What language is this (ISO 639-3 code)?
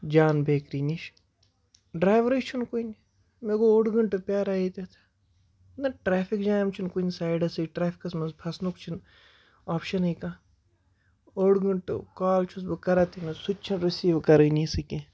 kas